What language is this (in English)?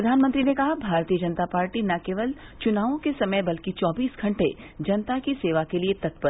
Hindi